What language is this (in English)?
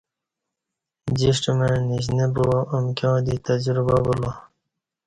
Kati